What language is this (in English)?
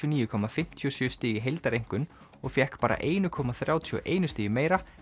Icelandic